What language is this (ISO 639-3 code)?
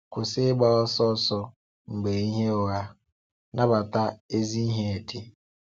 ibo